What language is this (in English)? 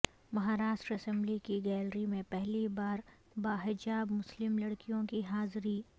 Urdu